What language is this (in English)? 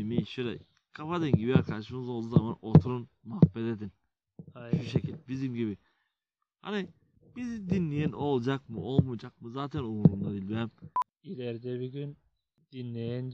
Turkish